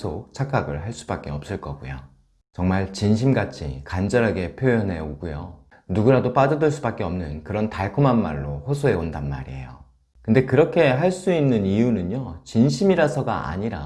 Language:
Korean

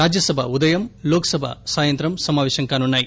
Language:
Telugu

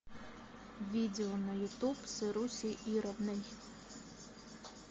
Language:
Russian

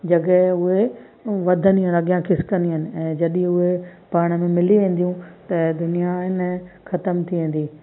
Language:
Sindhi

